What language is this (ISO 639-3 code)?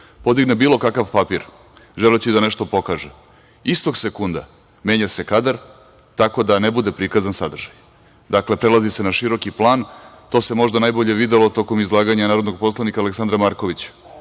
srp